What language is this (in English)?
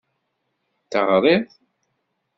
Kabyle